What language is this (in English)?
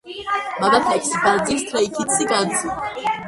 Georgian